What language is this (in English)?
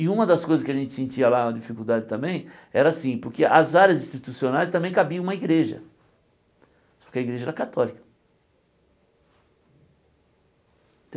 Portuguese